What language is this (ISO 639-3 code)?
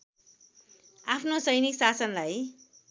nep